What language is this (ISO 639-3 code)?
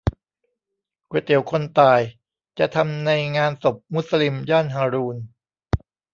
tha